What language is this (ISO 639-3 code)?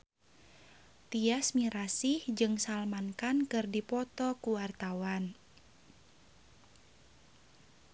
sun